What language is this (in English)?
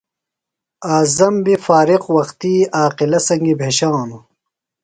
Phalura